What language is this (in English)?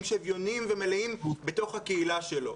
Hebrew